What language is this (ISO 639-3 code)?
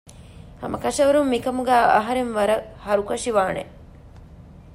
div